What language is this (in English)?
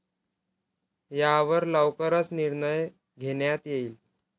Marathi